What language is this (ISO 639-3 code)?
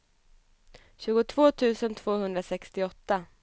swe